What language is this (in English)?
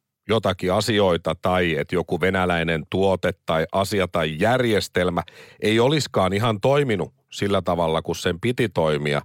Finnish